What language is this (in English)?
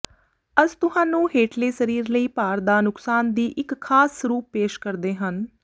Punjabi